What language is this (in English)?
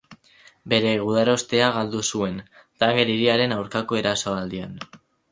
Basque